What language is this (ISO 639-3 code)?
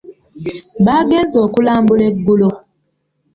lug